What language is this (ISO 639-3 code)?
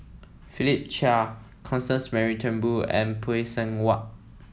eng